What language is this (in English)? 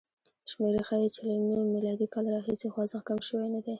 Pashto